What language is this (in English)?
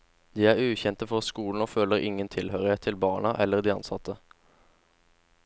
Norwegian